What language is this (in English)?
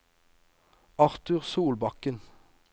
Norwegian